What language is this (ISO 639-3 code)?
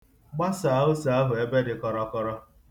ibo